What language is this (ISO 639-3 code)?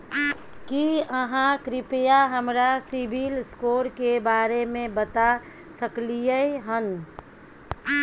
mai